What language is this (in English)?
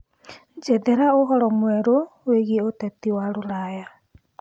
Kikuyu